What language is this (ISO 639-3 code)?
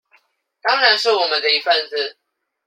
zho